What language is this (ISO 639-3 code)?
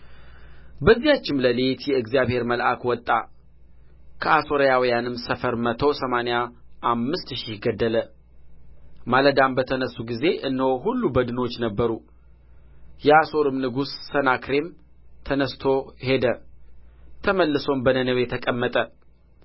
amh